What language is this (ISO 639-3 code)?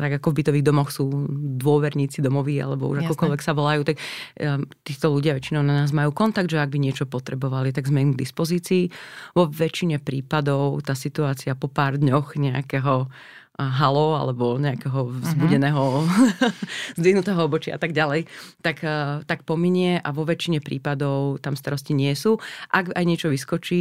slk